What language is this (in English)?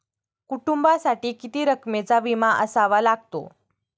Marathi